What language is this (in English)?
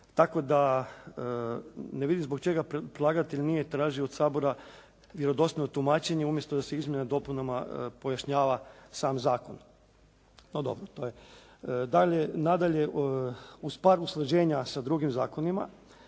Croatian